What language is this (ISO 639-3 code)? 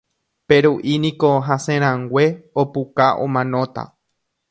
grn